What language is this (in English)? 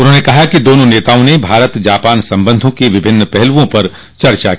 Hindi